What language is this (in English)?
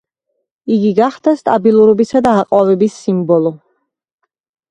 Georgian